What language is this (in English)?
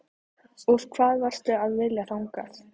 Icelandic